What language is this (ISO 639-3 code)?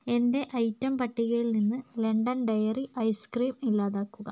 mal